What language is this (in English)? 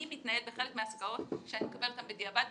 Hebrew